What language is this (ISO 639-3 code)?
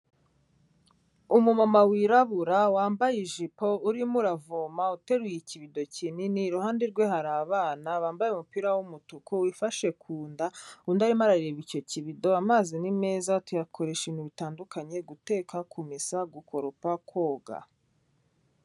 kin